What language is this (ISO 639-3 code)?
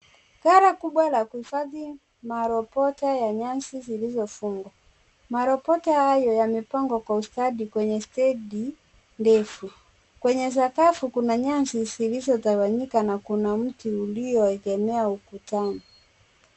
swa